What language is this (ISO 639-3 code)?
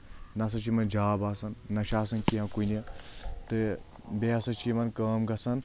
kas